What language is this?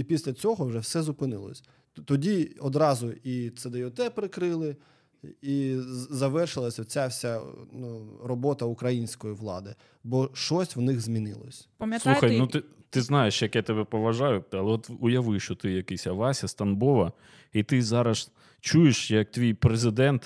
Ukrainian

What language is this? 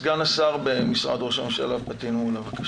Hebrew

